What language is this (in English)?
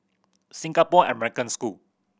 English